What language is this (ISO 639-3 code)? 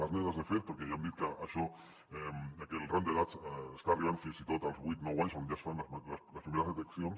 cat